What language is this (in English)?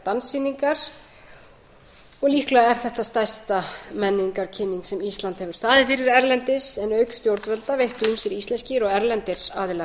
Icelandic